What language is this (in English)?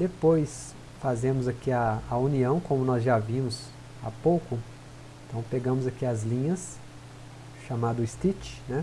Portuguese